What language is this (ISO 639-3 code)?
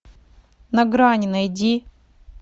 rus